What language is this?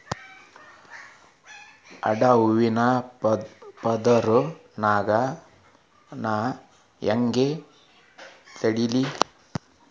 Kannada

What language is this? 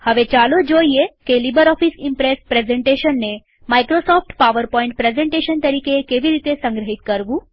Gujarati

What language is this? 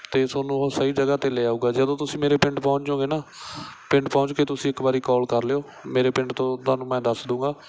Punjabi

